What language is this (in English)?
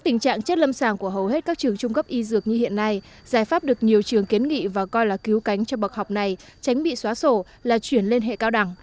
Vietnamese